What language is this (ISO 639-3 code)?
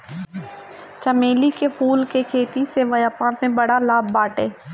bho